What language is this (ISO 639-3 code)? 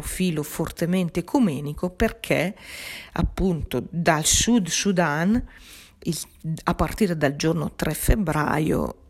ita